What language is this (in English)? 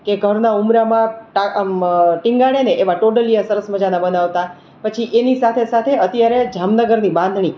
Gujarati